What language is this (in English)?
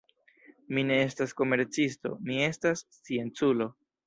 Esperanto